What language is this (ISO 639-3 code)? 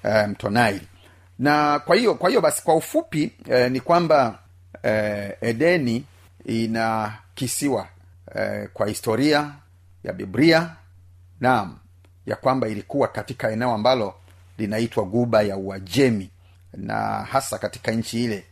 swa